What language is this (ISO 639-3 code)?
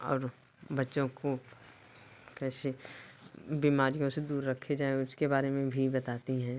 hin